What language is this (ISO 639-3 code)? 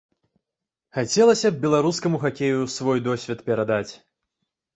bel